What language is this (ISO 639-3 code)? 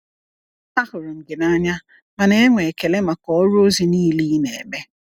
ibo